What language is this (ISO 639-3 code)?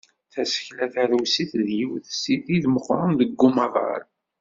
kab